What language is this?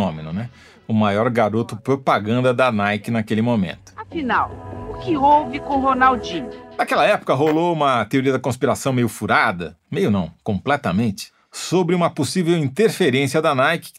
Portuguese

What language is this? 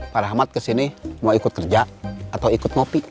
Indonesian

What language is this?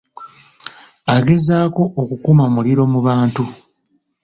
Ganda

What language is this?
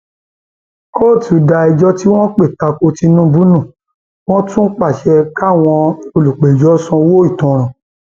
Yoruba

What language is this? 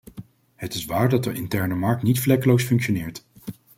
Dutch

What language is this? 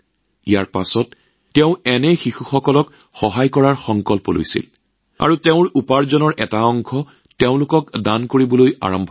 Assamese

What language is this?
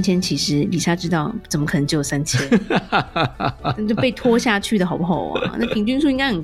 Chinese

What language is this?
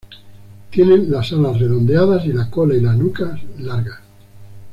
Spanish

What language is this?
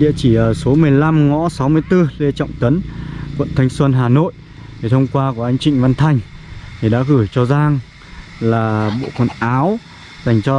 Vietnamese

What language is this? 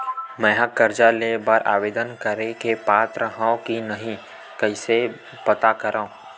Chhattisgarhi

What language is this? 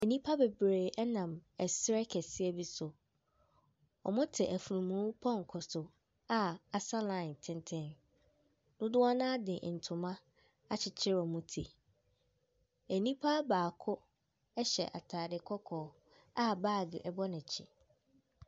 Akan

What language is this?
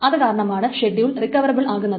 Malayalam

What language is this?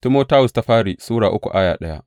Hausa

